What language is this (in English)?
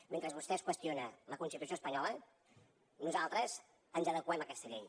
Catalan